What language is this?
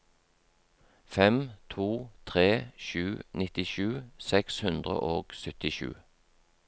Norwegian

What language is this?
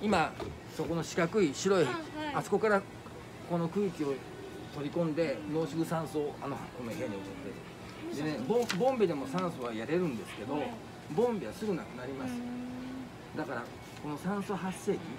Japanese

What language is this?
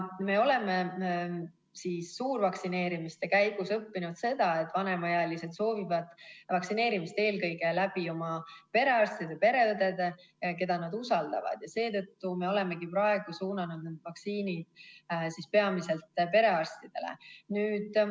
Estonian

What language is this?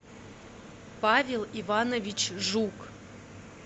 Russian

